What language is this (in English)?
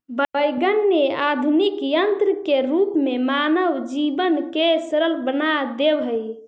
Magahi